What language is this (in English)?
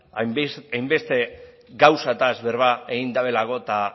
Basque